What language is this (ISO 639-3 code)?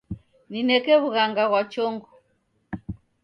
dav